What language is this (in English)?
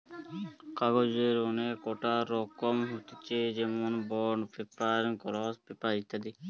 Bangla